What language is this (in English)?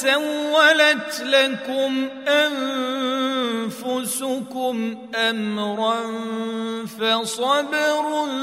Arabic